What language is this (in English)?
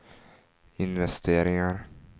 Swedish